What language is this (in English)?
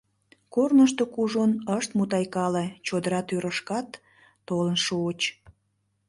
Mari